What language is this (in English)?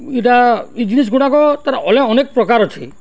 Odia